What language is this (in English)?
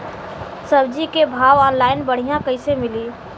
Bhojpuri